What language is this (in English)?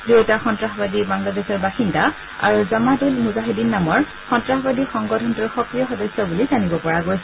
Assamese